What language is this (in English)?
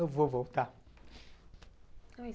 Portuguese